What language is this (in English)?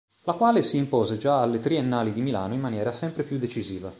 Italian